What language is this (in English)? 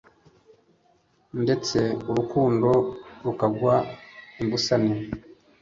Kinyarwanda